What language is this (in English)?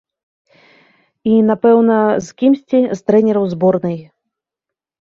Belarusian